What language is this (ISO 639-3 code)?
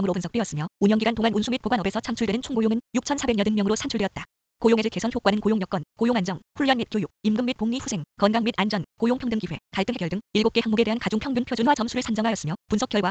kor